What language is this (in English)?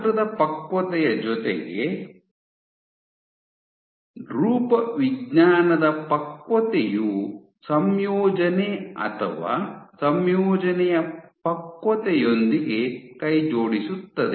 Kannada